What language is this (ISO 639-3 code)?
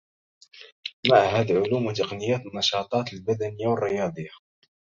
ara